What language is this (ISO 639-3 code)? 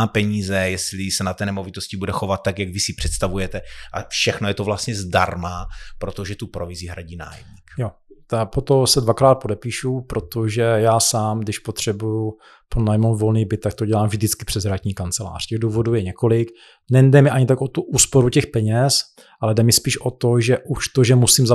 ces